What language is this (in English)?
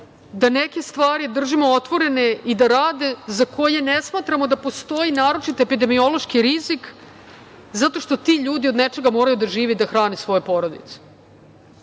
Serbian